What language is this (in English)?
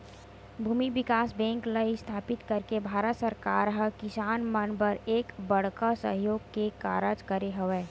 Chhattisgarhi